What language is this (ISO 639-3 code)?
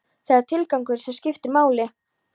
isl